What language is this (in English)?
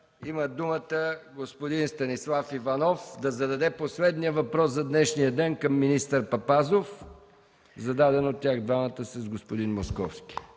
Bulgarian